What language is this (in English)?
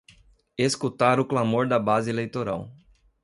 Portuguese